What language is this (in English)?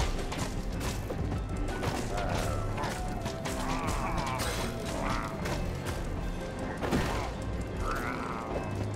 French